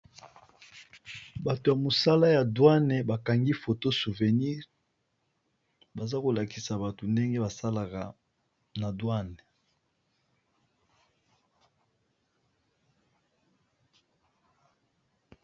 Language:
Lingala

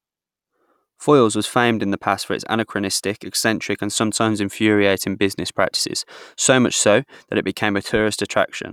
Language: English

